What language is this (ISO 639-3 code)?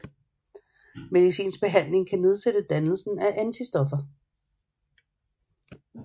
dan